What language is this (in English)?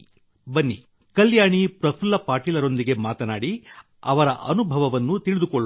Kannada